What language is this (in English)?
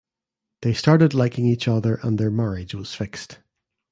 English